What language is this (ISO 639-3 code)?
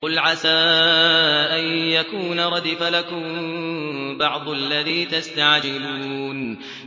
ara